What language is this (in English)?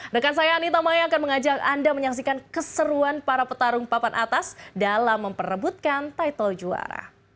Indonesian